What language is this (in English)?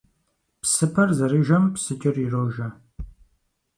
Kabardian